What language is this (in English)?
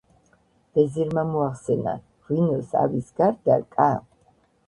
Georgian